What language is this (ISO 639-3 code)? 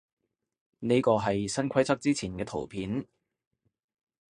yue